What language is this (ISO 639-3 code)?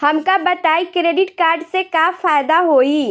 bho